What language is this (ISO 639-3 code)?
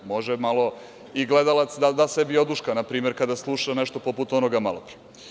srp